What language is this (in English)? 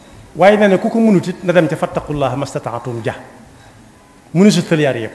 Indonesian